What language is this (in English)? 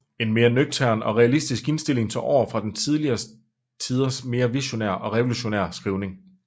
Danish